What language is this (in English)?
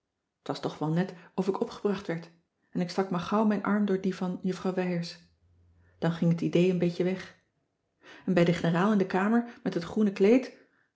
Dutch